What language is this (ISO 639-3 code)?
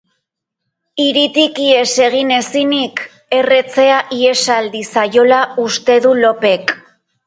eus